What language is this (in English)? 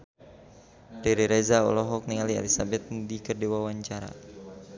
Sundanese